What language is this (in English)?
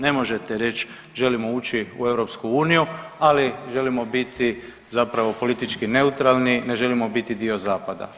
Croatian